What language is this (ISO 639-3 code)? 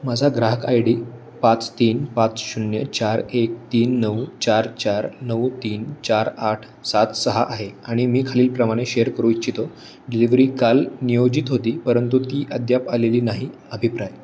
mar